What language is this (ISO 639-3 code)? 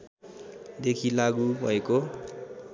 nep